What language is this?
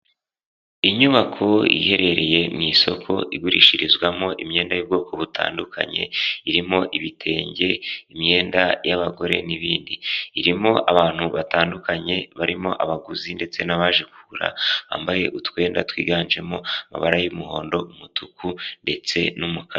Kinyarwanda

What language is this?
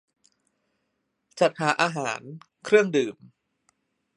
Thai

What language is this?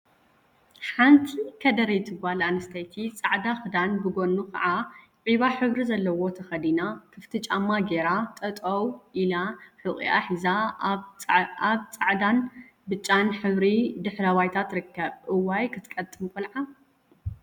Tigrinya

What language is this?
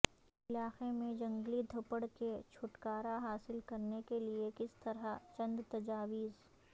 Urdu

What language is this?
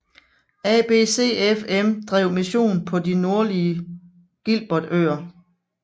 Danish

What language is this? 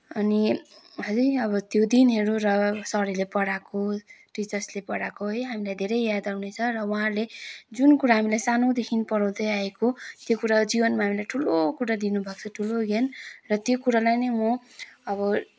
Nepali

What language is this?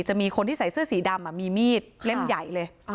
Thai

